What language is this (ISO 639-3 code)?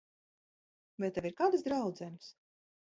lav